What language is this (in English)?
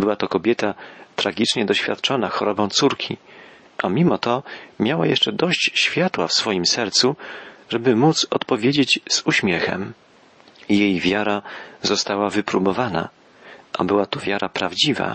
Polish